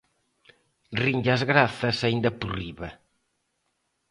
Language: Galician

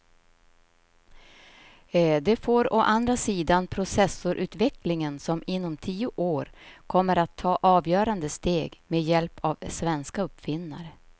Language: Swedish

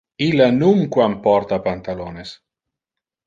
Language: Interlingua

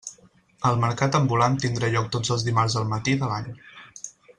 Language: Catalan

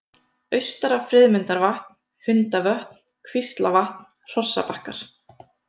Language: Icelandic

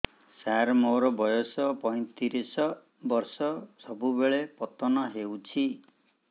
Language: Odia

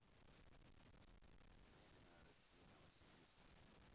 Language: Russian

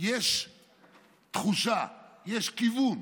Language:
Hebrew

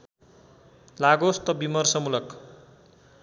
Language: Nepali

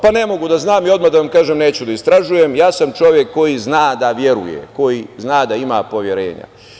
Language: Serbian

